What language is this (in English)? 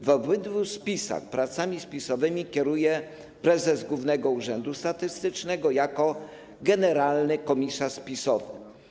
Polish